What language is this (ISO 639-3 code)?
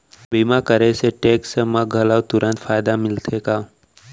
hne